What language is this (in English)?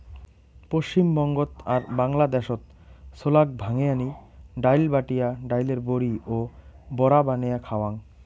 Bangla